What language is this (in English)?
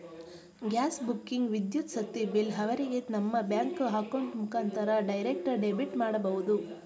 Kannada